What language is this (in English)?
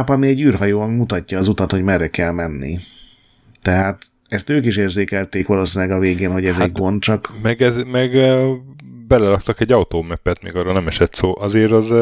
Hungarian